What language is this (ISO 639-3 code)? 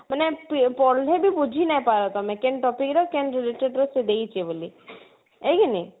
ori